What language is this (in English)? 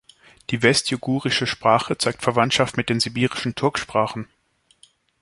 German